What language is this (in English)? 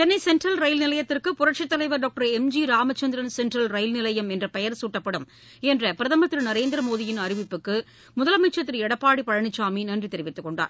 Tamil